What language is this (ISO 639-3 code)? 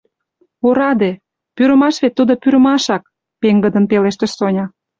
chm